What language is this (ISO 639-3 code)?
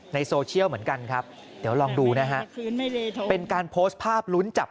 tha